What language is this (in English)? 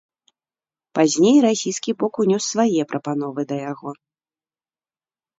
Belarusian